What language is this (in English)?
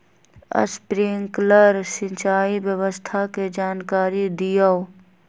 Magahi